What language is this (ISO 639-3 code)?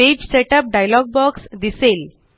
mar